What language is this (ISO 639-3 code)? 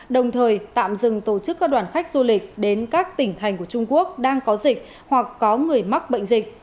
vie